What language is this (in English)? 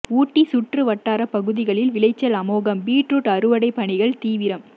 Tamil